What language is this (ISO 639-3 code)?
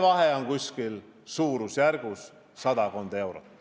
est